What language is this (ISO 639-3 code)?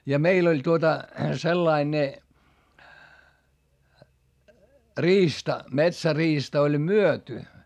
fin